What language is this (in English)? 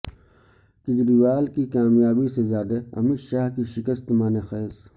Urdu